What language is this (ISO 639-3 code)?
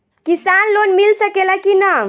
bho